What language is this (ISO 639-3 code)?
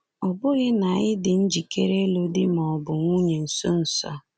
ibo